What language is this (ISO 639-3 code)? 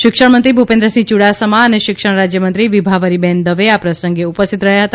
guj